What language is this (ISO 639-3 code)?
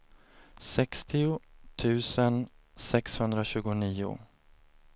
swe